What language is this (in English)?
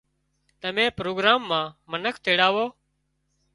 Wadiyara Koli